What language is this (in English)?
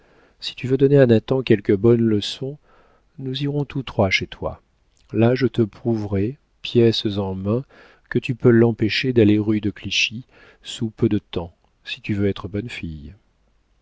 French